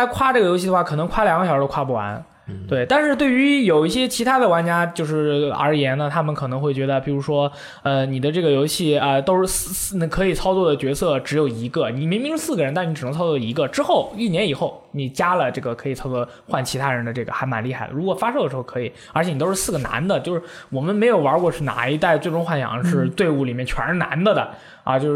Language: Chinese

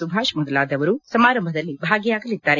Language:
Kannada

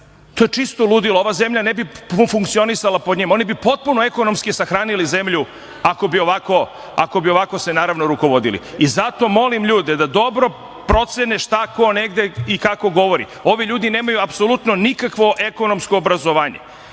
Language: Serbian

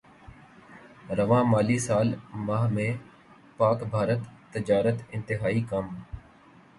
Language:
Urdu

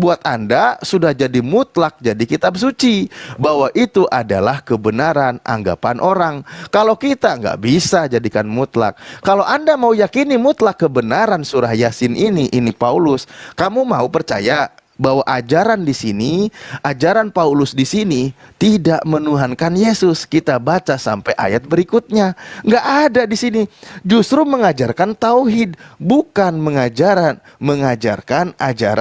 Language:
Indonesian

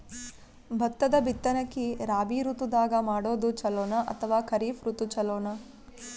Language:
Kannada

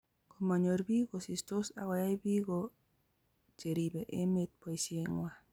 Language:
Kalenjin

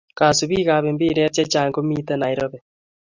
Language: Kalenjin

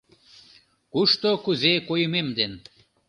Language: Mari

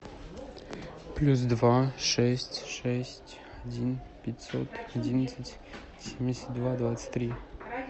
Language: Russian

